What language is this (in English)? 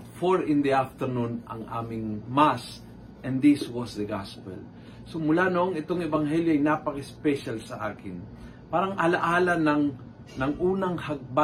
Filipino